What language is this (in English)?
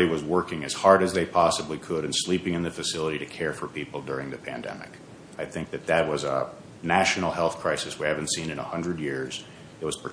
English